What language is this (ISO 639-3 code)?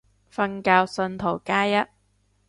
yue